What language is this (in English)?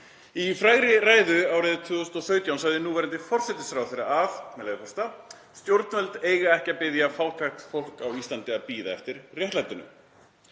Icelandic